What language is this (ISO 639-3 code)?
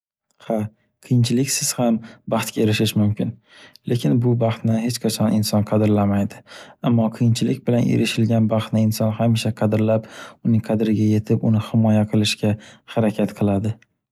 uzb